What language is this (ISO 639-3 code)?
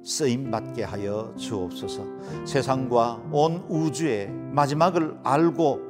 kor